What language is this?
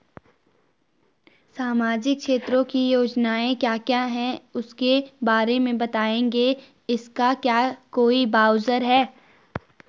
Hindi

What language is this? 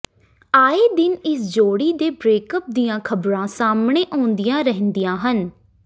Punjabi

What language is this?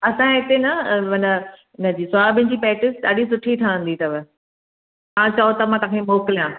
Sindhi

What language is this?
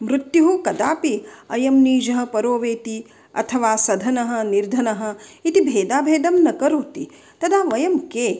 Sanskrit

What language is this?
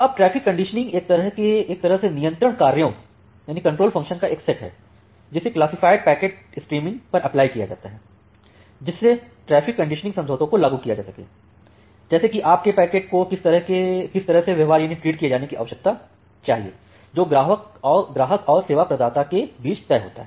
Hindi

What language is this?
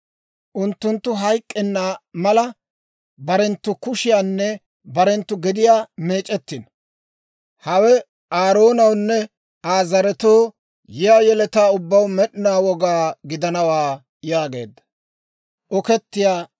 Dawro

